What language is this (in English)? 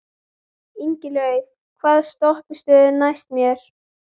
Icelandic